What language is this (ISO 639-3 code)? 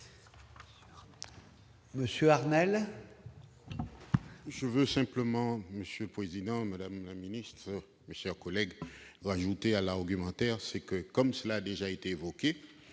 fra